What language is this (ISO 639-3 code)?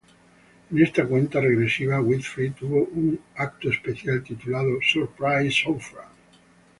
spa